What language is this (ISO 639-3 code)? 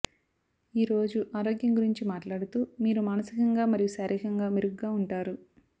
tel